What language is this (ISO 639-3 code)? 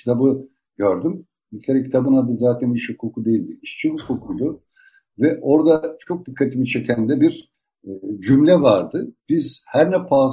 tur